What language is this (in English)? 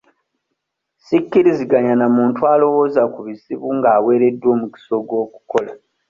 Ganda